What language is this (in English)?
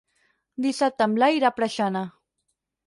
Catalan